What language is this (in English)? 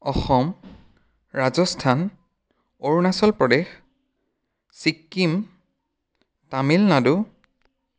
Assamese